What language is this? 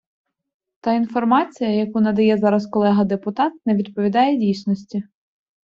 Ukrainian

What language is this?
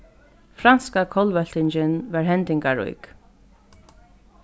Faroese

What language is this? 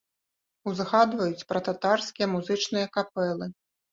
Belarusian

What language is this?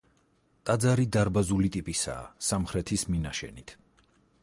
Georgian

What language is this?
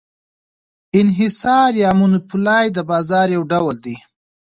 Pashto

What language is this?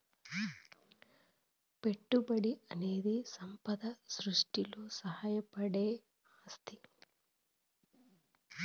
Telugu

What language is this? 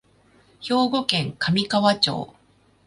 Japanese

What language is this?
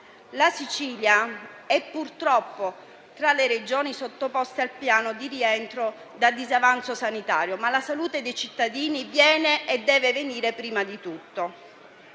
Italian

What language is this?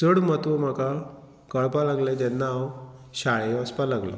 Konkani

